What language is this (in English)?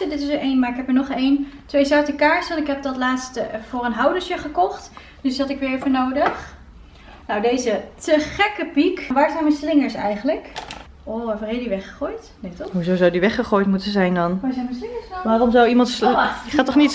Dutch